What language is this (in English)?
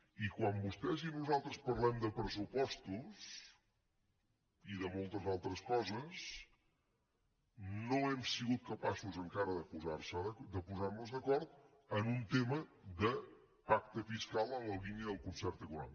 Catalan